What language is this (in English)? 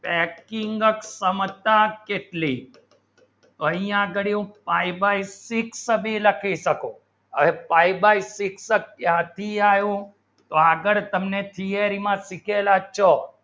Gujarati